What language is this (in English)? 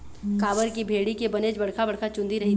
Chhattisgarhi